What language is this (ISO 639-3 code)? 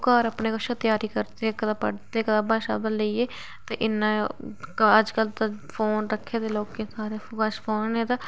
doi